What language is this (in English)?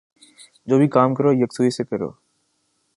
Urdu